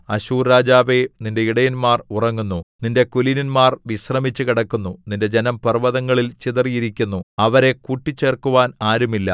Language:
Malayalam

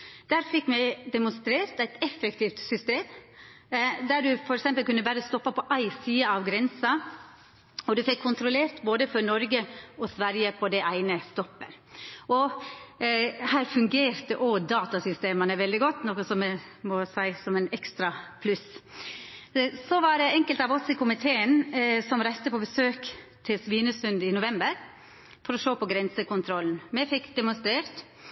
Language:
Norwegian Nynorsk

